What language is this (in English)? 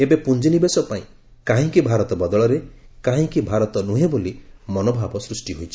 Odia